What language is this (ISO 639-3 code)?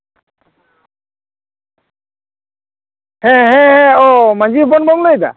sat